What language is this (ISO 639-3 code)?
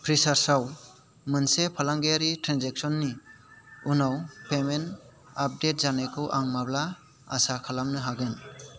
brx